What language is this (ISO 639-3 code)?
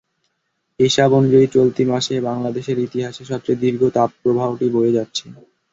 ben